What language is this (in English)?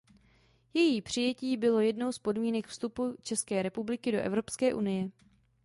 Czech